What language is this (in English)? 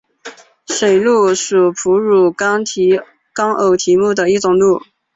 Chinese